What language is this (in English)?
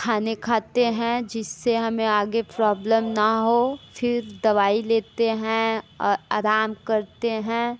Hindi